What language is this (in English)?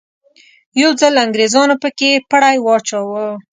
Pashto